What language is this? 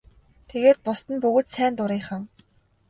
Mongolian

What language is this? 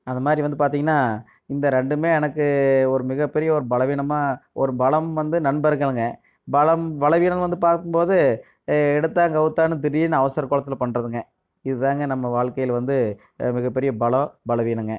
Tamil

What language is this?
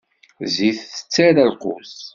Kabyle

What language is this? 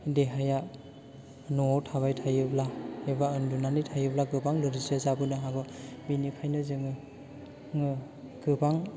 Bodo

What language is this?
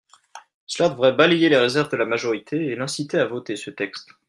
French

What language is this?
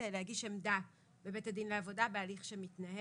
Hebrew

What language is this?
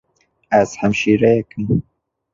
Kurdish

